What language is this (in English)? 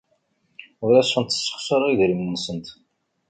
Kabyle